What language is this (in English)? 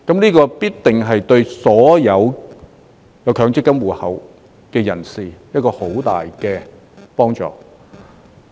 Cantonese